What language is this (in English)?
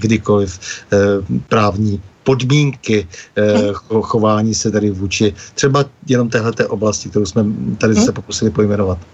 Czech